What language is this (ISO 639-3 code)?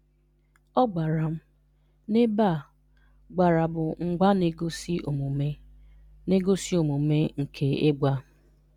ibo